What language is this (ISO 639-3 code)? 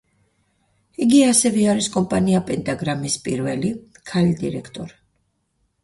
kat